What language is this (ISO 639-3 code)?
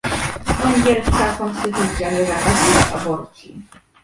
pol